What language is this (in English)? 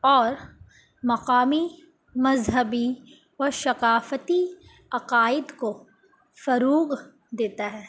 Urdu